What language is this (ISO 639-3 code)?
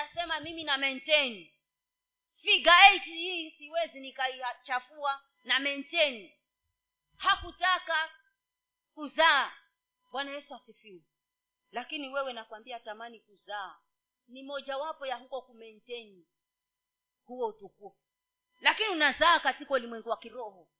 swa